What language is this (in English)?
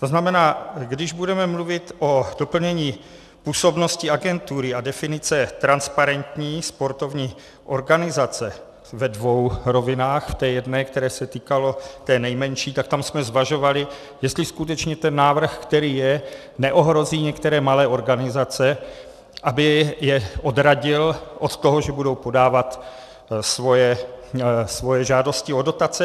Czech